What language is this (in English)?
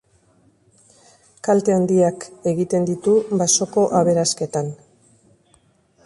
Basque